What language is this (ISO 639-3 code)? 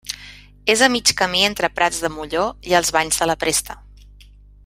cat